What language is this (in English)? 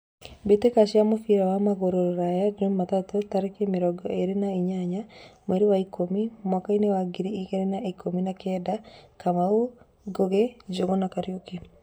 Kikuyu